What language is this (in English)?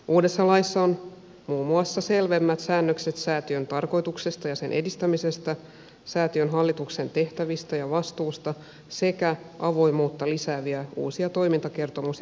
Finnish